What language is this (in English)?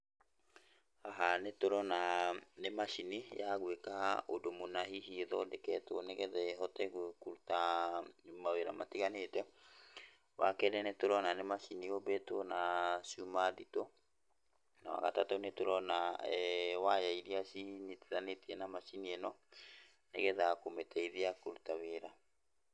Kikuyu